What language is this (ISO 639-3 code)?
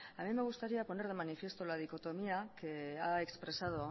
spa